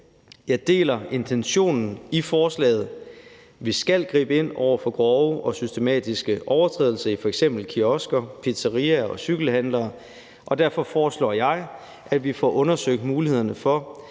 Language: Danish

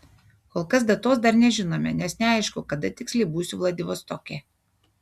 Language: Lithuanian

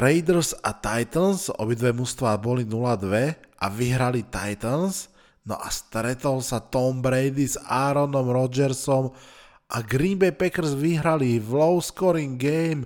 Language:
Slovak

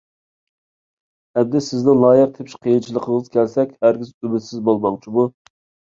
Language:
Uyghur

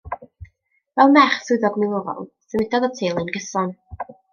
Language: Welsh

